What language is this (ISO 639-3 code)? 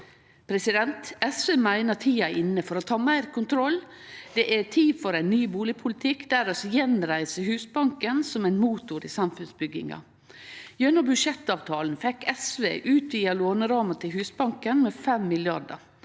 nor